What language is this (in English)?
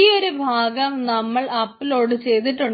Malayalam